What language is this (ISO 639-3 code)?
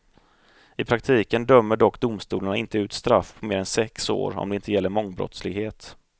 swe